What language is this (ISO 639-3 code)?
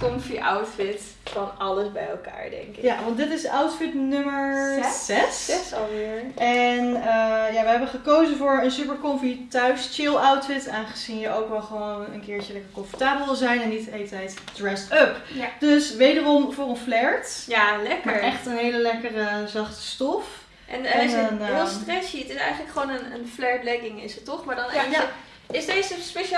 nld